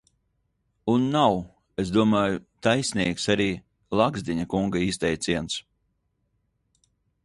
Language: Latvian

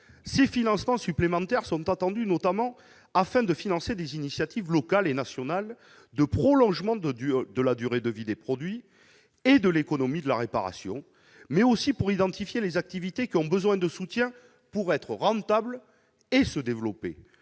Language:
French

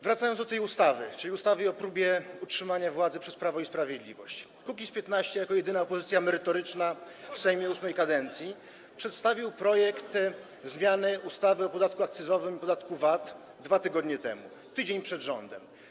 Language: Polish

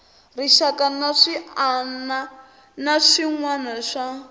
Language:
Tsonga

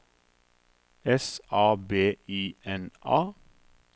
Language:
Norwegian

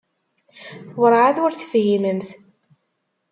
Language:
Kabyle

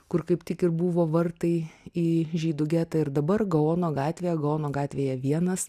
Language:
Lithuanian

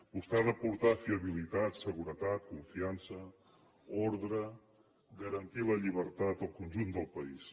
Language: Catalan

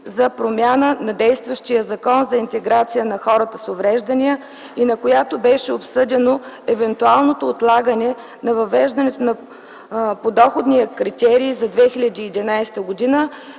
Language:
Bulgarian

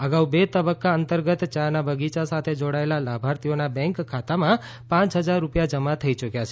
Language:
Gujarati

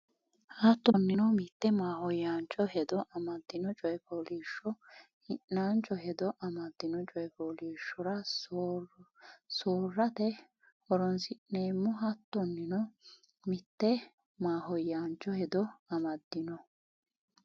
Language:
Sidamo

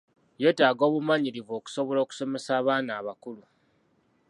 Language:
Ganda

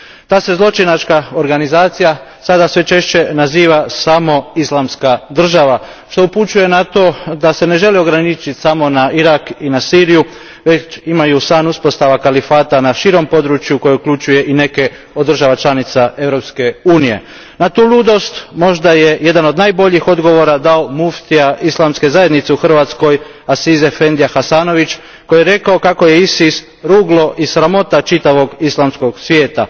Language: Croatian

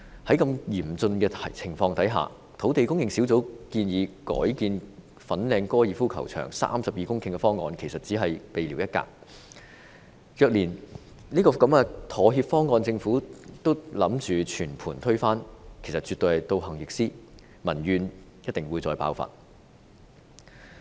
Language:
Cantonese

